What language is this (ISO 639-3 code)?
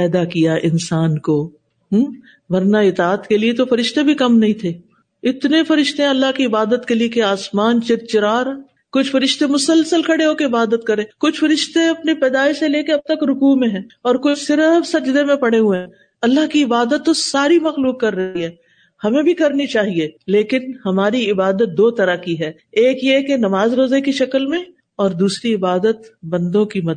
urd